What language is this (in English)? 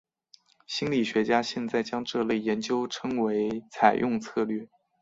Chinese